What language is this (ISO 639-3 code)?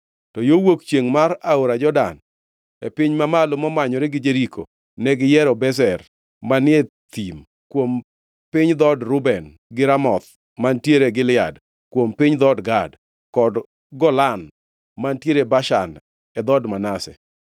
luo